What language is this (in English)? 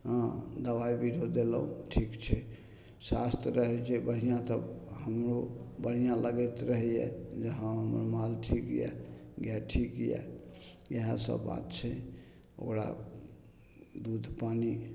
Maithili